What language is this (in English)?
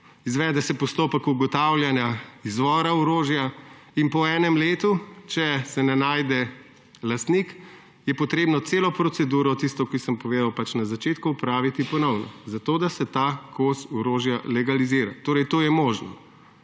Slovenian